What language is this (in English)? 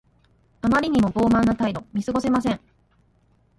Japanese